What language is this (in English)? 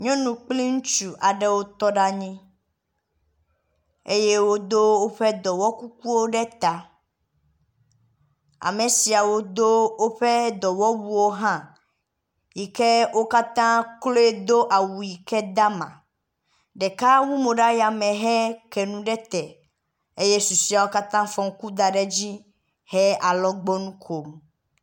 Ewe